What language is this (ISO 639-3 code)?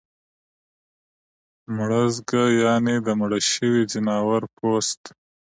pus